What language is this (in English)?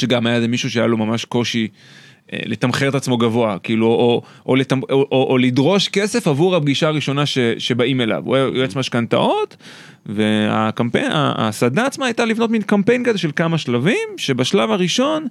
Hebrew